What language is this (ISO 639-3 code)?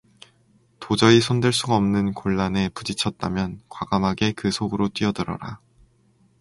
kor